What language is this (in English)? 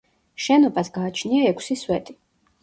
Georgian